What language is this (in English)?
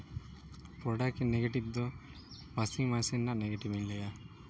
Santali